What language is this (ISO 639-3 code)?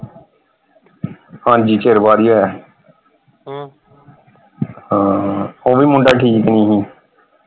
pan